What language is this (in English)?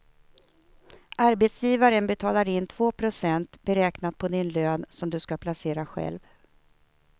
Swedish